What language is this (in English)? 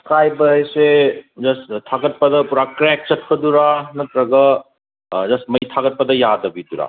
Manipuri